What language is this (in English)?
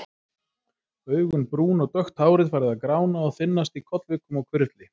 Icelandic